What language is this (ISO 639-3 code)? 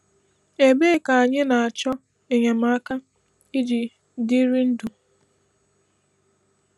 ibo